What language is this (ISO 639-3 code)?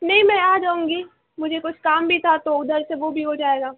urd